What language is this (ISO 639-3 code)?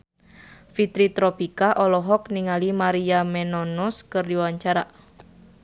sun